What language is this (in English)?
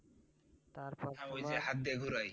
Bangla